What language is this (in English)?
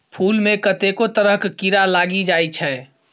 Maithili